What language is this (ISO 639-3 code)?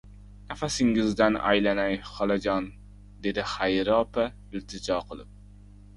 uzb